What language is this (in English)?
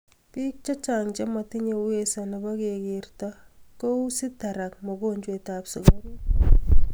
Kalenjin